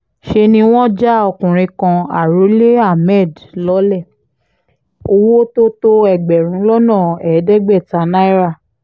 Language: Yoruba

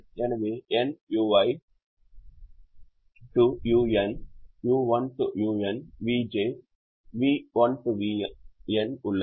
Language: Tamil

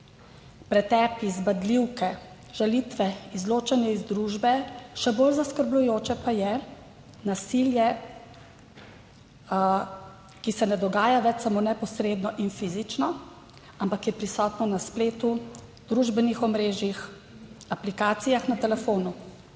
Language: Slovenian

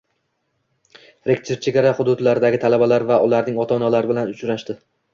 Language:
Uzbek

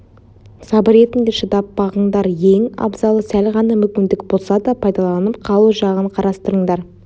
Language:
Kazakh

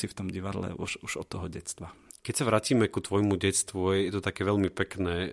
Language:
Slovak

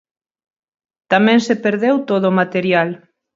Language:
Galician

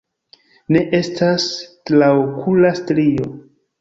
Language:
Esperanto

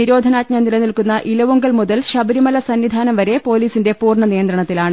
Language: Malayalam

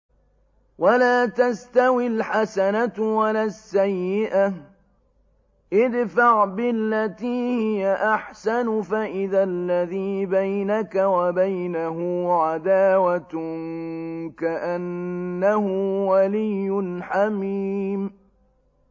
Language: Arabic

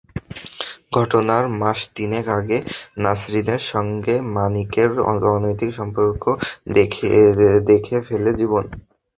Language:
Bangla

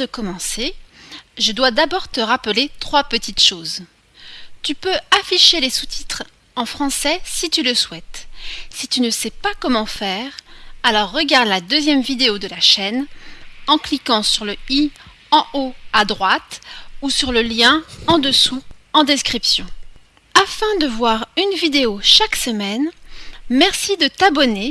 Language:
French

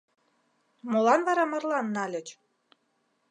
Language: Mari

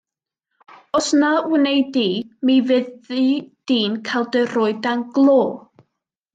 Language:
Welsh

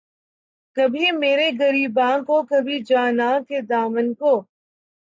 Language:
Urdu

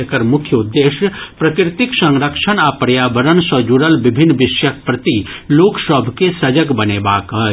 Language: Maithili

